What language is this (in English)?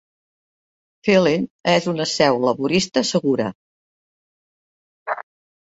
Catalan